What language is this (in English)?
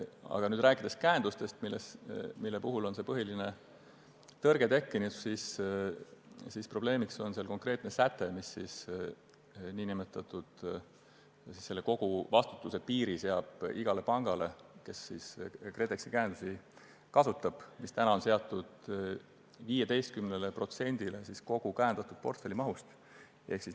Estonian